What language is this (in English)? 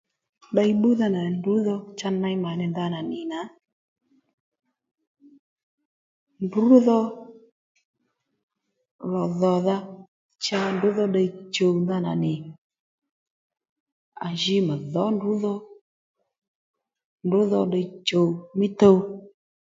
Lendu